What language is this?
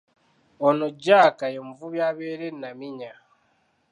Ganda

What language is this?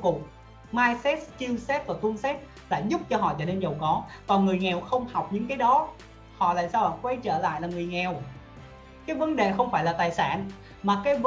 Vietnamese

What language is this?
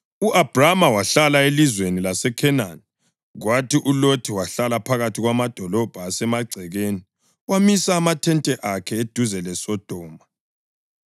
North Ndebele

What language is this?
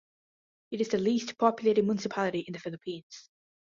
English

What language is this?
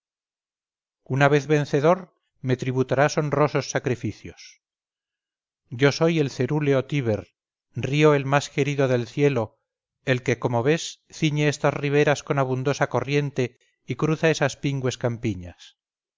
Spanish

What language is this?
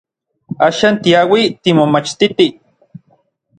Orizaba Nahuatl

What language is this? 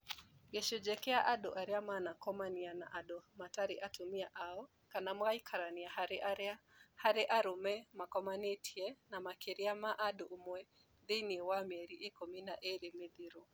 Kikuyu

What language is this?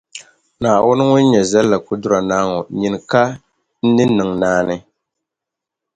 Dagbani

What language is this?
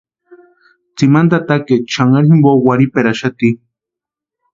Western Highland Purepecha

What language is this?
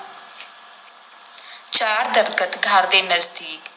Punjabi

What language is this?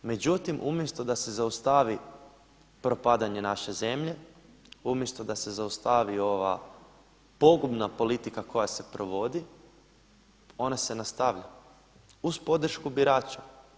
Croatian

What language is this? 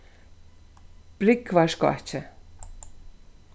Faroese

